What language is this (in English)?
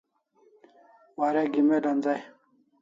Kalasha